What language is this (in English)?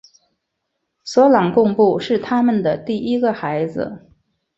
Chinese